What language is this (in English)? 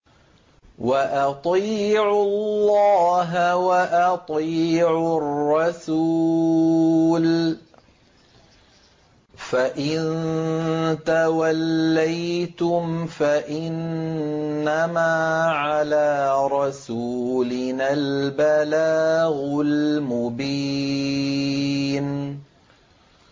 Arabic